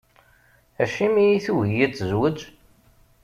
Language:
Kabyle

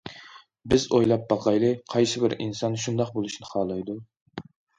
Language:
Uyghur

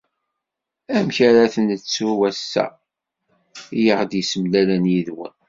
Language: Kabyle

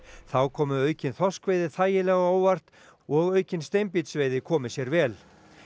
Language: Icelandic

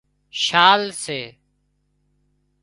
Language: Wadiyara Koli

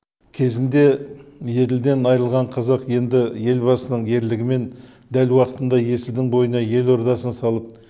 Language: Kazakh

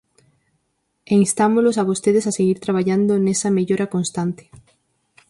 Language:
Galician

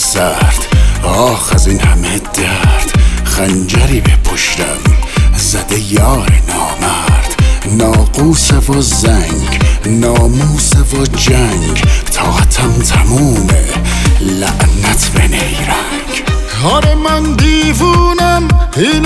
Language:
Persian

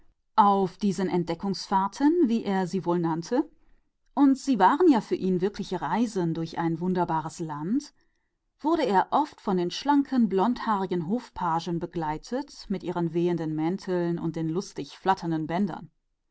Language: German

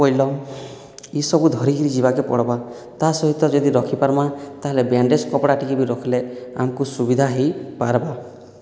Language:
Odia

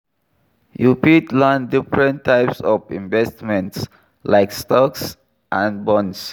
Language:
Nigerian Pidgin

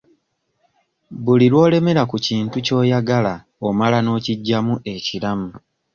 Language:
Ganda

